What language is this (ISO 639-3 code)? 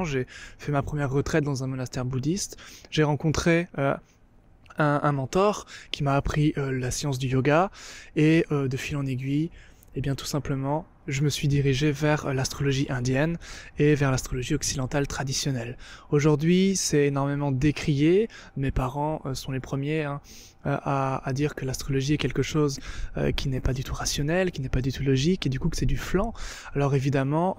fra